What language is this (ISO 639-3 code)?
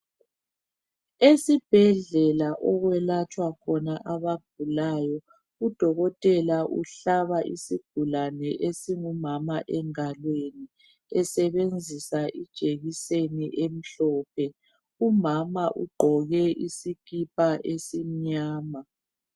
nde